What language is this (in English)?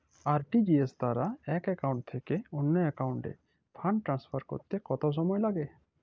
Bangla